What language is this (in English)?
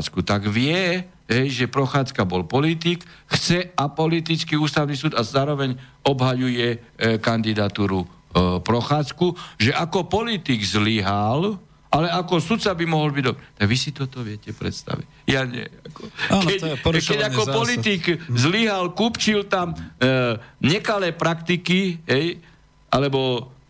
Slovak